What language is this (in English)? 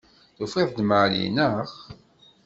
Kabyle